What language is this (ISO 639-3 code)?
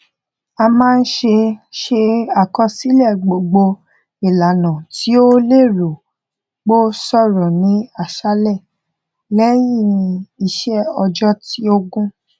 yor